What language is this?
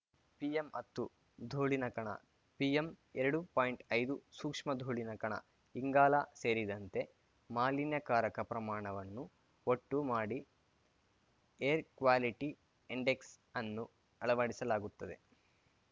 Kannada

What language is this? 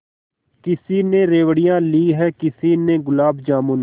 Hindi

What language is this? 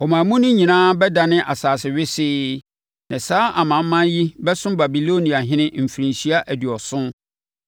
Akan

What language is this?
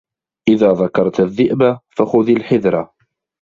Arabic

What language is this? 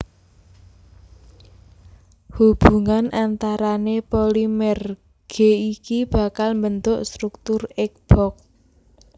Javanese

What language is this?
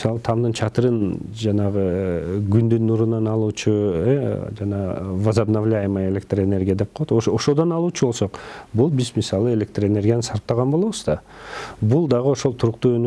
Turkish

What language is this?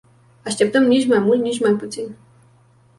Romanian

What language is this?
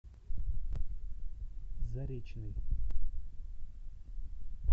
Russian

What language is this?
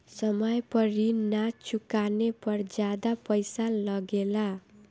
Bhojpuri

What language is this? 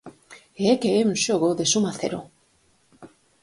Galician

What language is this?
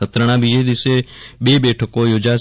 Gujarati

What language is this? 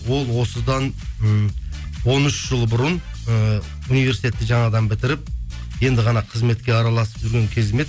Kazakh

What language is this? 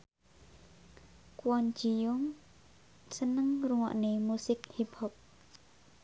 Javanese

